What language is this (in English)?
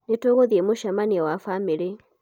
Kikuyu